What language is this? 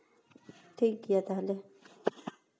Santali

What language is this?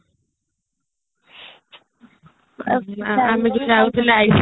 Odia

